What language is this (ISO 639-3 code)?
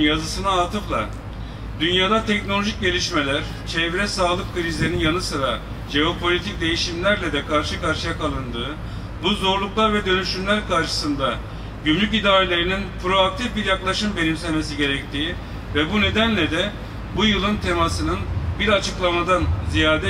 tur